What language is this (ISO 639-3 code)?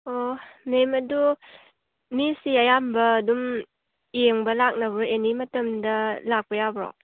mni